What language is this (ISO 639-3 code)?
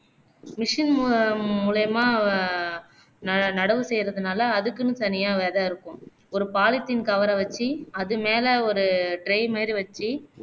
tam